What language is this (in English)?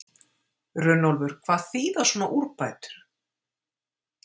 Icelandic